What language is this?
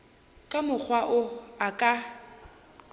Northern Sotho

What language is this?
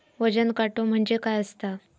Marathi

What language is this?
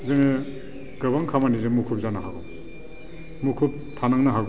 Bodo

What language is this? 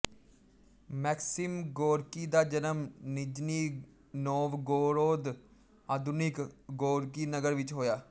Punjabi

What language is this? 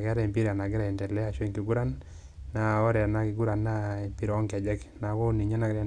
Masai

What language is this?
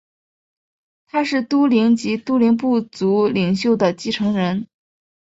Chinese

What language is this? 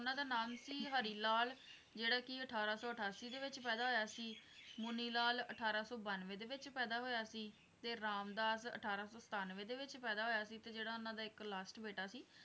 Punjabi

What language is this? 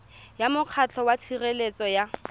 Tswana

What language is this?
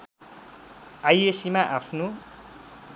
Nepali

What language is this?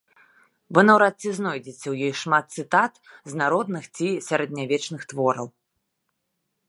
Belarusian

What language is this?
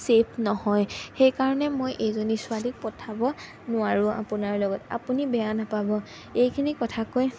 Assamese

